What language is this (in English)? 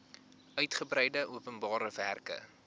Afrikaans